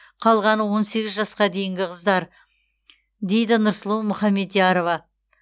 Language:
Kazakh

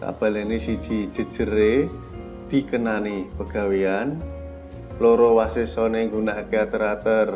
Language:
Indonesian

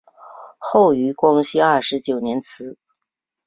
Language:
Chinese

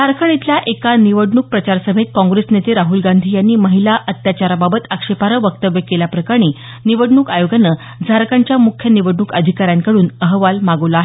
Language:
Marathi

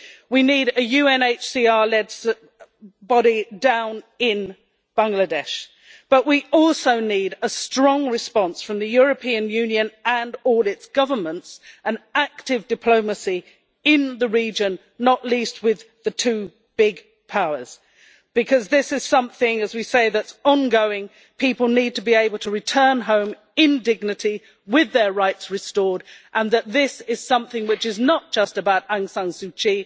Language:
English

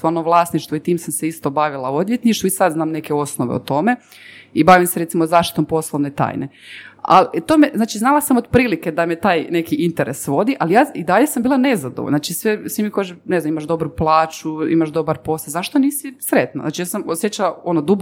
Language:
Croatian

